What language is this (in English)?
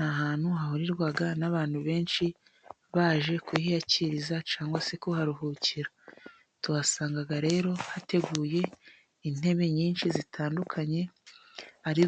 Kinyarwanda